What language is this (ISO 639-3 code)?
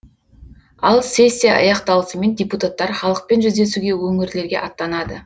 kaz